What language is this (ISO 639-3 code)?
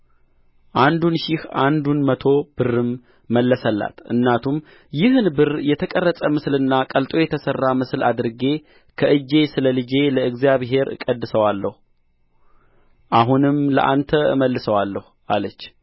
amh